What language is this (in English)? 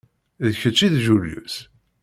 Kabyle